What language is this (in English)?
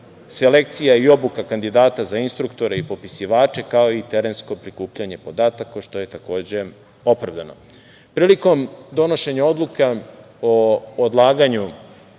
Serbian